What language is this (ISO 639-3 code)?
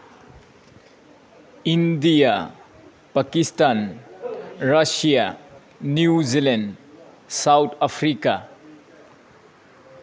mni